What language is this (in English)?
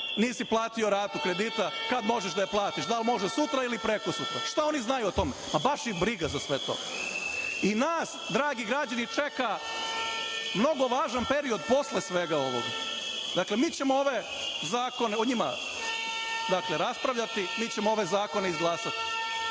Serbian